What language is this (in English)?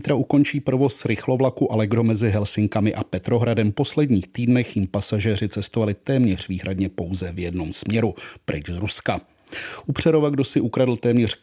Czech